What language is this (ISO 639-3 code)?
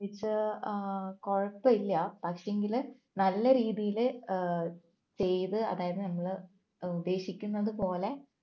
mal